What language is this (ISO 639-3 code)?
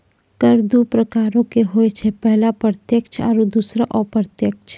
mai